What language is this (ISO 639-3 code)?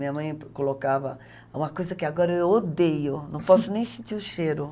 por